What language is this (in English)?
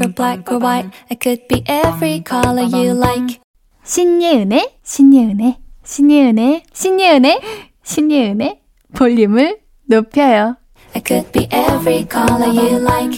Korean